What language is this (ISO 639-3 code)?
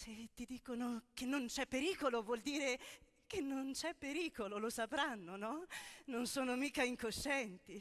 ita